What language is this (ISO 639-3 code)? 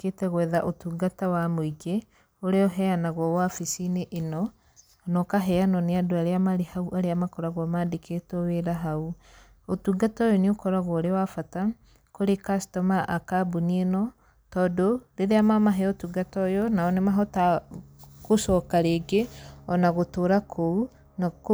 kik